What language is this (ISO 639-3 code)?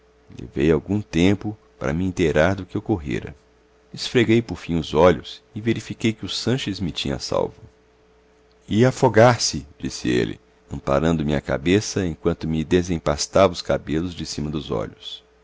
por